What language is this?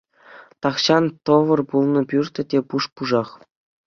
Chuvash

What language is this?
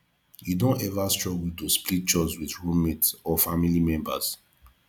Nigerian Pidgin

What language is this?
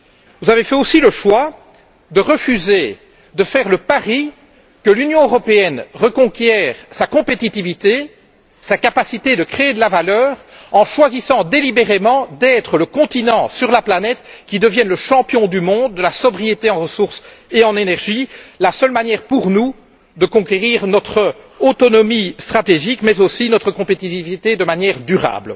French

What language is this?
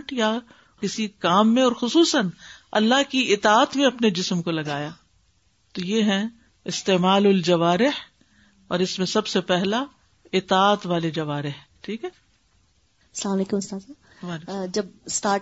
Urdu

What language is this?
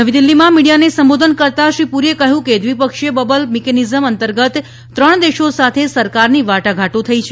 Gujarati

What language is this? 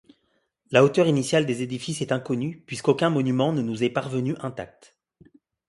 French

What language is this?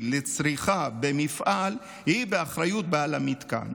Hebrew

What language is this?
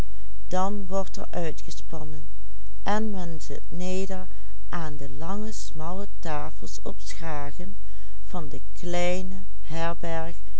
Dutch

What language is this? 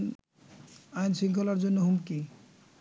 Bangla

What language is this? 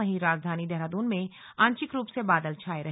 Hindi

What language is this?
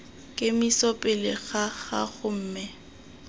Tswana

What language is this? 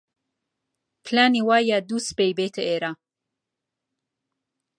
Central Kurdish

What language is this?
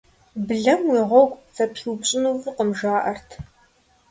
Kabardian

